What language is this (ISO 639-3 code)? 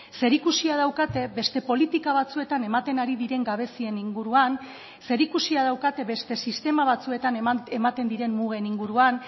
eus